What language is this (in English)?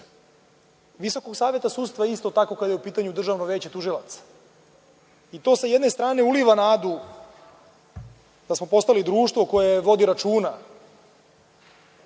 Serbian